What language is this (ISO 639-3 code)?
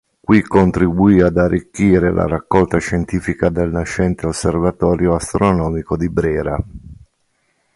ita